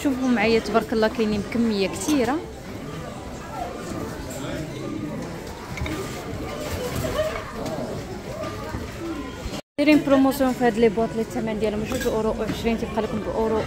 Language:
Arabic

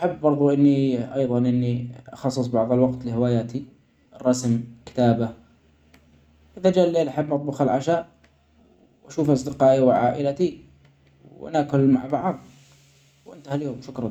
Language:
Omani Arabic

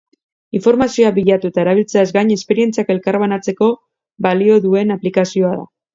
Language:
Basque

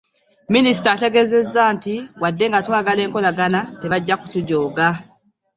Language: Ganda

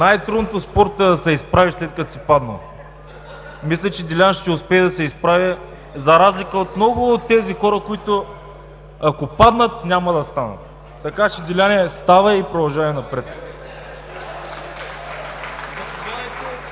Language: Bulgarian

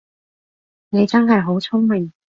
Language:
Cantonese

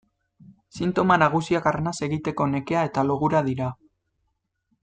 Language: Basque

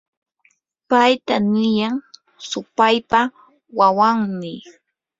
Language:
Yanahuanca Pasco Quechua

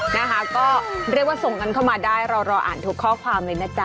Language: Thai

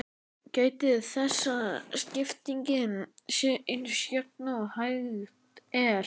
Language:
Icelandic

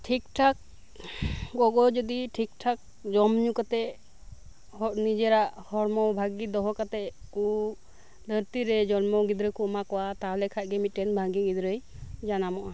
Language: Santali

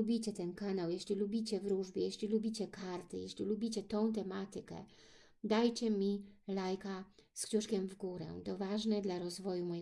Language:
Polish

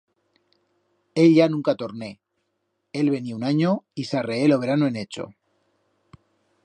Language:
Aragonese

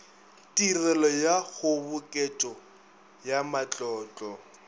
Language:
Northern Sotho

